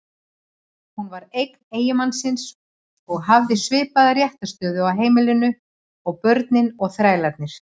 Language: Icelandic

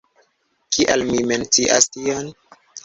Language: Esperanto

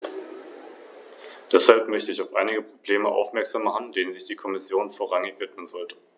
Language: German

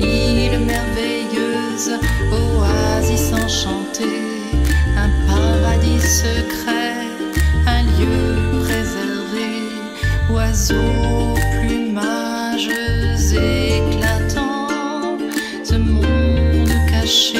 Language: French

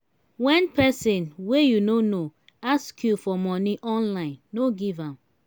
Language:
Nigerian Pidgin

